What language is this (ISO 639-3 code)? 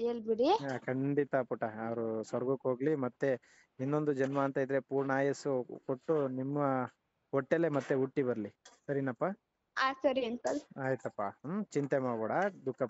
kan